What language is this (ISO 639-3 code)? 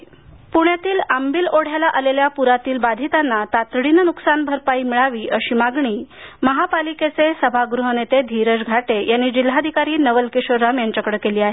mar